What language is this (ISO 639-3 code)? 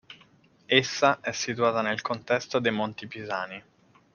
ita